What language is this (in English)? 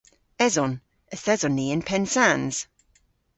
Cornish